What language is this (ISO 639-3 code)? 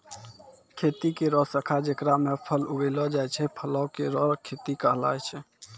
mai